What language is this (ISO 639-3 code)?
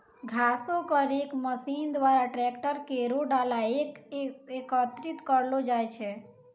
mai